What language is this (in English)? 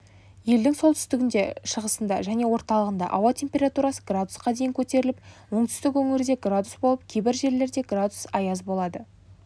Kazakh